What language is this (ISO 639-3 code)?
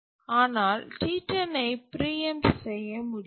tam